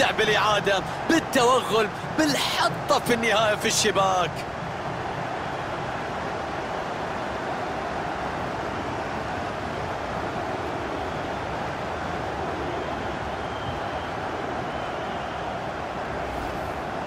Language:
Arabic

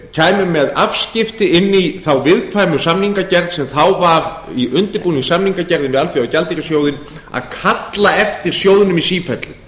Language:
Icelandic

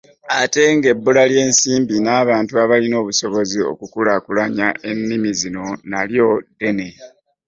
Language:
Ganda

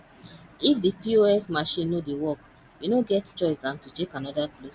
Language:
Nigerian Pidgin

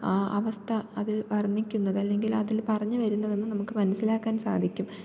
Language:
Malayalam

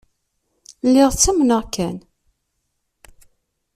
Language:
Kabyle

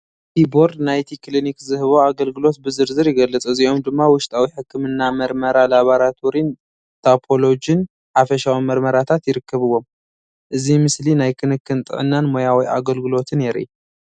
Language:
Tigrinya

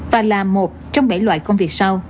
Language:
Vietnamese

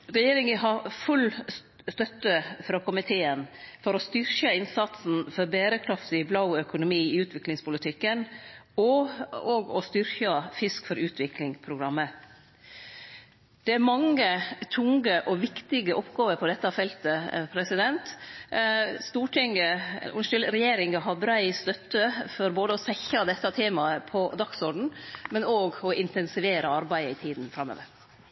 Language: Norwegian Nynorsk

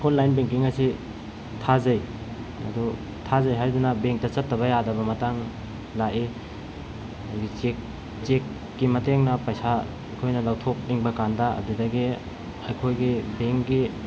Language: Manipuri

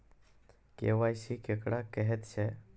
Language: Maithili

